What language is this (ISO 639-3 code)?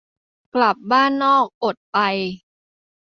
tha